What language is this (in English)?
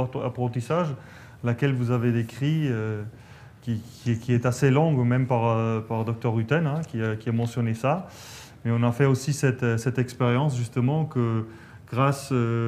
French